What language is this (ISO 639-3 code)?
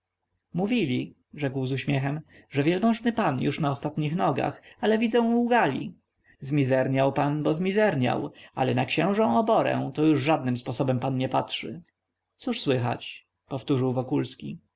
pol